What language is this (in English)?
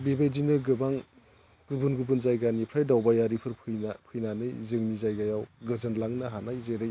Bodo